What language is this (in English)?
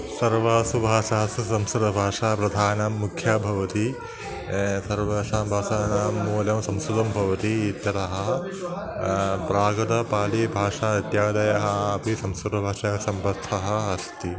Sanskrit